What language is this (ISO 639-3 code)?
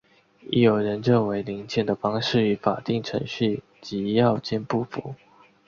zho